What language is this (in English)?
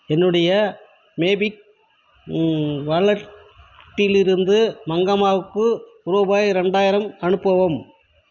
Tamil